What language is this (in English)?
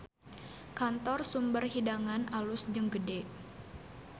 Sundanese